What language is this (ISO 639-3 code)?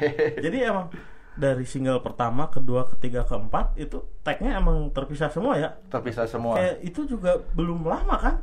ind